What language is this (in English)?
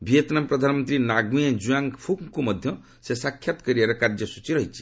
Odia